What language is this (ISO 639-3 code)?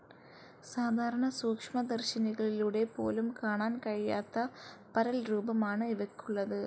mal